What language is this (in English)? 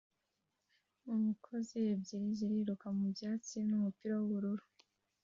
Kinyarwanda